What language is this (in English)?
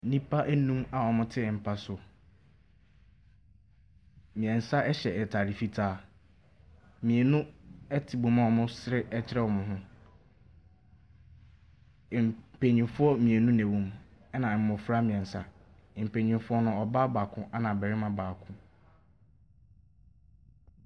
Akan